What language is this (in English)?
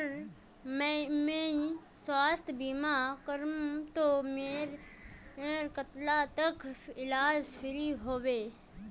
Magahi